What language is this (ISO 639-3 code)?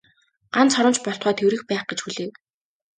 mon